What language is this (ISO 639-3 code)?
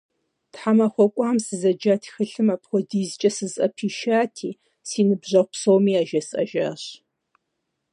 kbd